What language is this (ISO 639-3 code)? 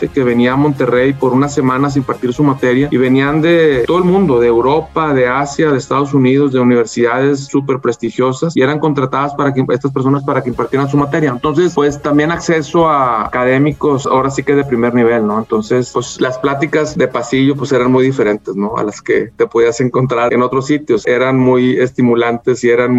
spa